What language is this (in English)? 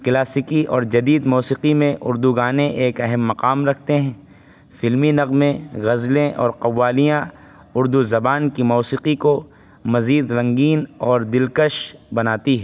Urdu